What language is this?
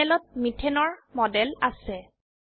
Assamese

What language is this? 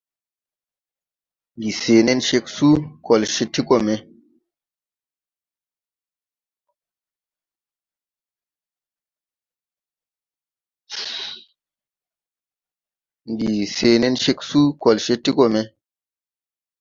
Tupuri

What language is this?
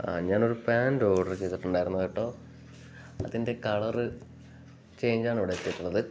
Malayalam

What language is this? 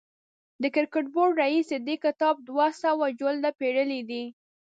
Pashto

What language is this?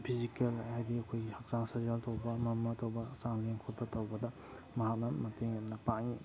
Manipuri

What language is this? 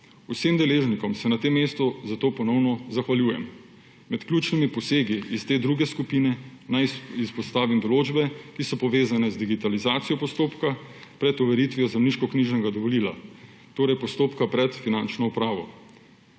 Slovenian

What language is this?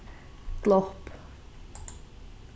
Faroese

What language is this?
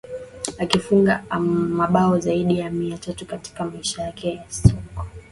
Swahili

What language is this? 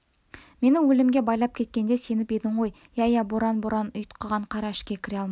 Kazakh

